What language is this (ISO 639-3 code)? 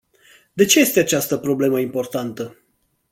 ron